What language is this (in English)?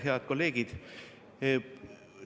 Estonian